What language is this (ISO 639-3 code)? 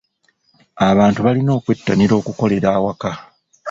lug